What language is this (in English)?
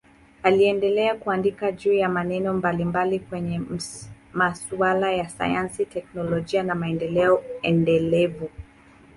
Swahili